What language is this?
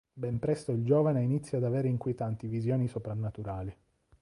Italian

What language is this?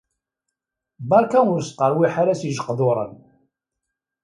Kabyle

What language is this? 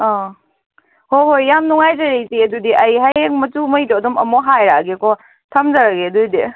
Manipuri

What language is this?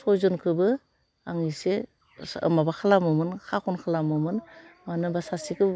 Bodo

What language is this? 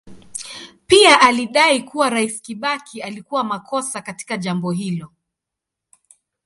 Swahili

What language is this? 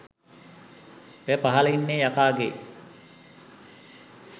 Sinhala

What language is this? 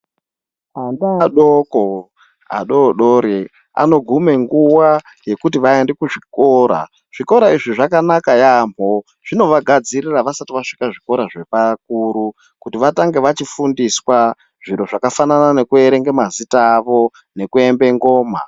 Ndau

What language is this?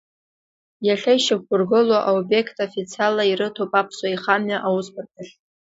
Abkhazian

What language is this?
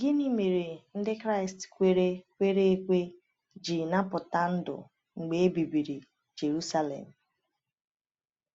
Igbo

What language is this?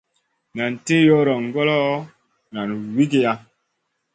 Masana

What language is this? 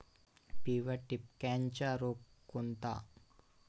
Marathi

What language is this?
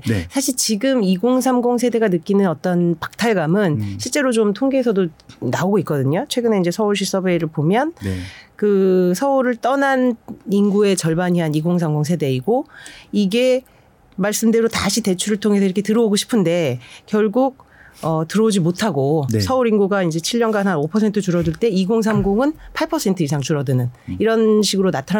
Korean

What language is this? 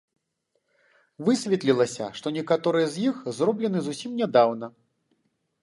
Belarusian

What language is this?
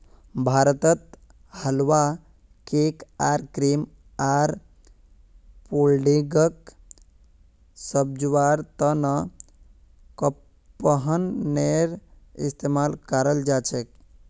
Magahi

